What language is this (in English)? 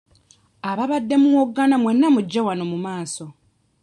Ganda